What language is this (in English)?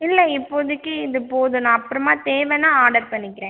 Tamil